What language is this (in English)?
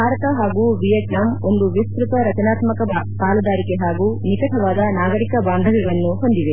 Kannada